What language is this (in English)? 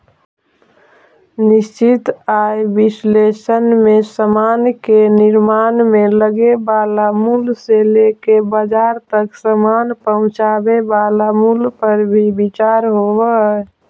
Magahi